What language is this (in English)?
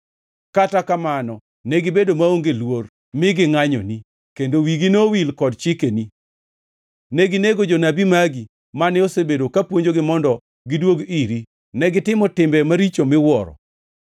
Luo (Kenya and Tanzania)